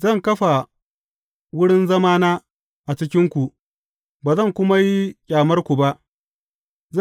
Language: Hausa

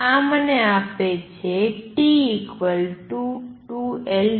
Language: Gujarati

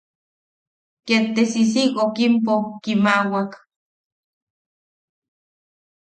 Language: Yaqui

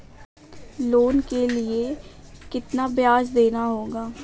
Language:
Hindi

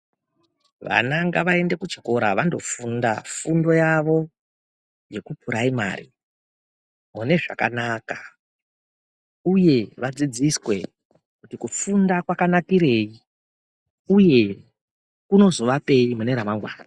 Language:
Ndau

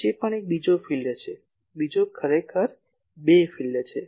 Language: Gujarati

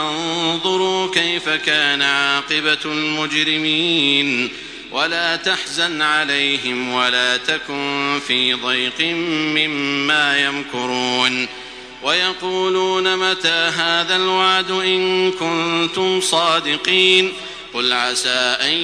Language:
Arabic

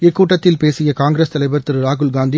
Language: Tamil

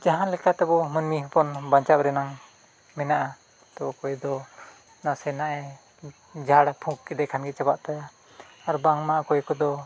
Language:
Santali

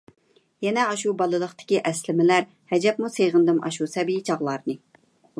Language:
Uyghur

